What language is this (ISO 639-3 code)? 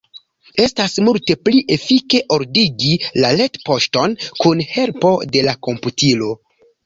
epo